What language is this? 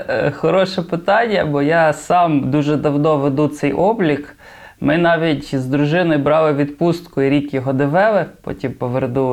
Ukrainian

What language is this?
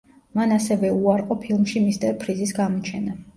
Georgian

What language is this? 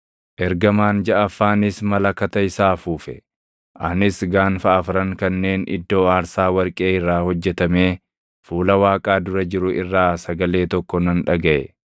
Oromo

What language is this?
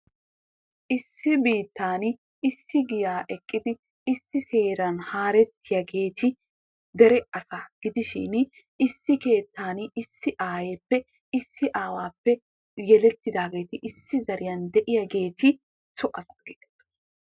Wolaytta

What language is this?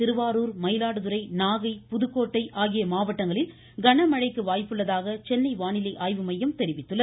Tamil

